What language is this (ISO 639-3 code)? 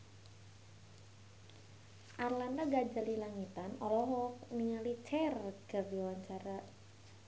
sun